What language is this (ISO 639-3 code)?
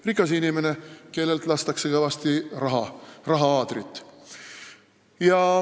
est